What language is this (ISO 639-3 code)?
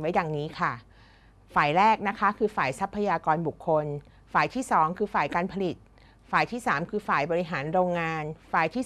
tha